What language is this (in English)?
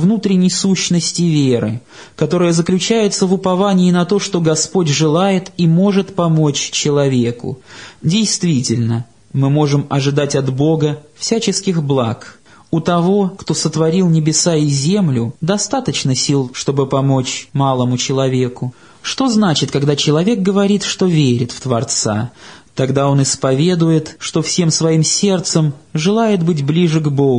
Russian